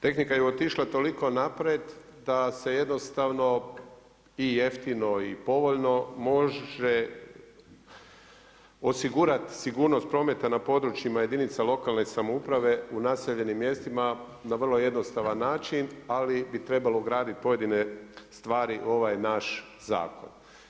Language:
Croatian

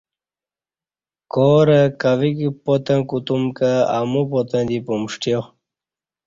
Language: Kati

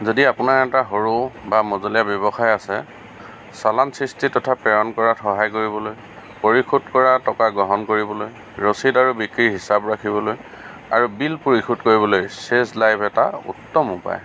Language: Assamese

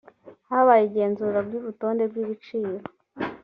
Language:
Kinyarwanda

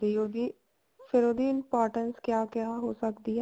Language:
Punjabi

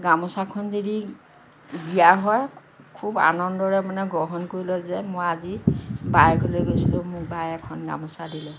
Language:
Assamese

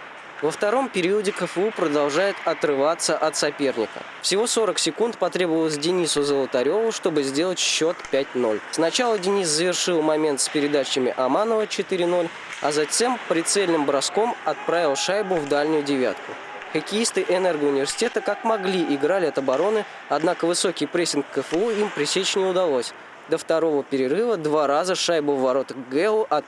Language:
Russian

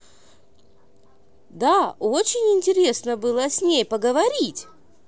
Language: Russian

